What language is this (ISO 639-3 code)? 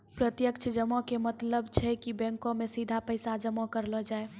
mai